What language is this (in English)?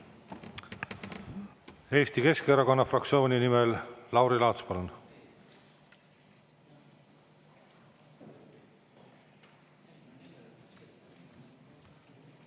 Estonian